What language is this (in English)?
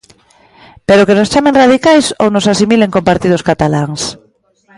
Galician